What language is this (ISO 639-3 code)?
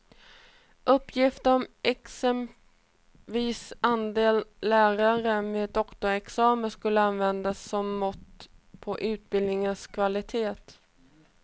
swe